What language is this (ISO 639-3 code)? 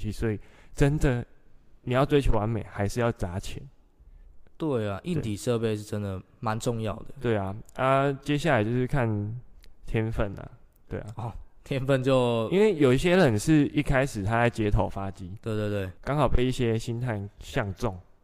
zho